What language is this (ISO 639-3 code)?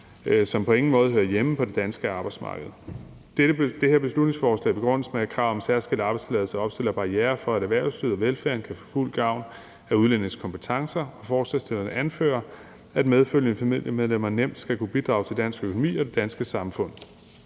dan